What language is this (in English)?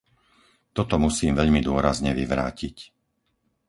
Slovak